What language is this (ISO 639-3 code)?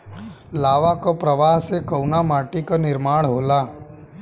bho